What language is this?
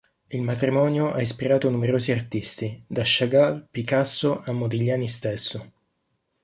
Italian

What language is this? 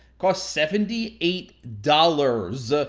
English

